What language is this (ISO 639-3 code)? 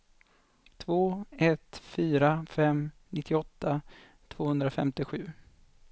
swe